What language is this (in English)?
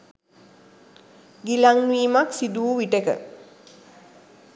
Sinhala